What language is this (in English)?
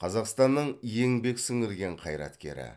Kazakh